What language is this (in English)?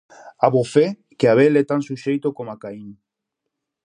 Galician